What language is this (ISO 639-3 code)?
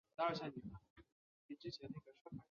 zho